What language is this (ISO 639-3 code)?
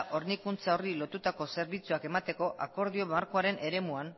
eus